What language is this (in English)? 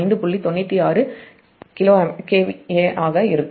Tamil